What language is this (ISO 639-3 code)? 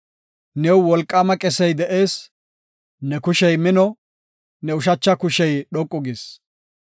gof